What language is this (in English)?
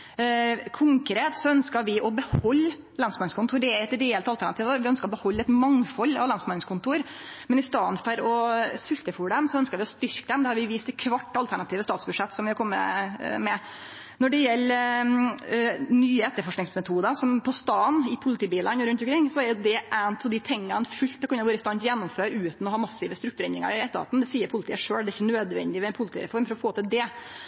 Norwegian Nynorsk